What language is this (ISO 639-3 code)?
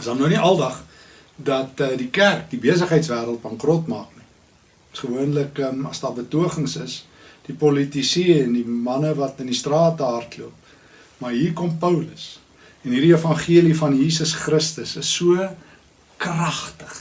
nld